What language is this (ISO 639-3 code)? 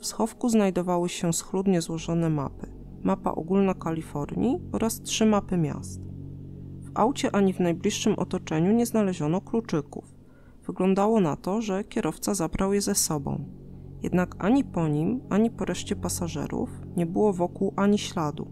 pol